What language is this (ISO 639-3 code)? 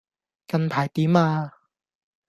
yue